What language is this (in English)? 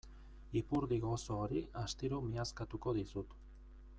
Basque